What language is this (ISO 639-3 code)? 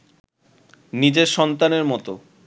ben